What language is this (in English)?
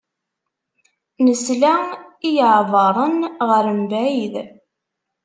Kabyle